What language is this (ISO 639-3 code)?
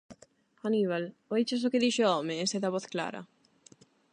glg